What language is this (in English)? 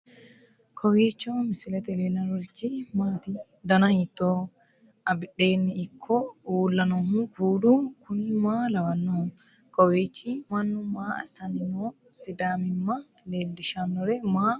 Sidamo